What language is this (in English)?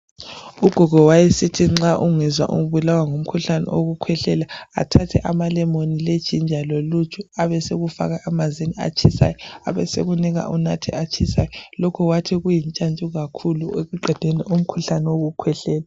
North Ndebele